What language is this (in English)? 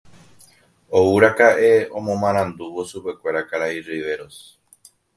Guarani